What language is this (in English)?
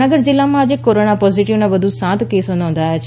Gujarati